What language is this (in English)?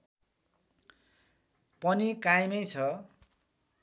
Nepali